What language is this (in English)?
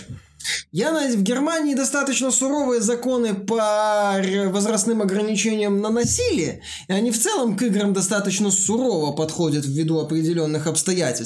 Russian